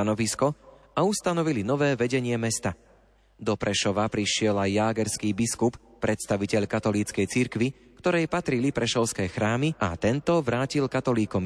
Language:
Slovak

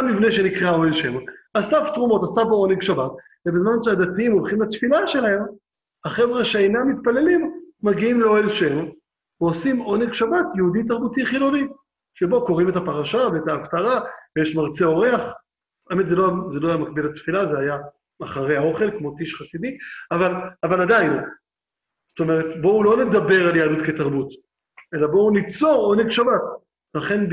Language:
Hebrew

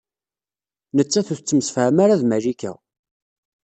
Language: Kabyle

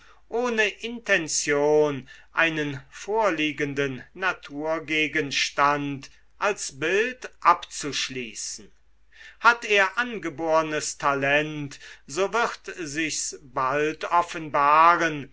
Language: German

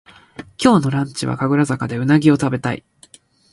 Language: Japanese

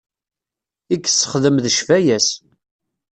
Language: Kabyle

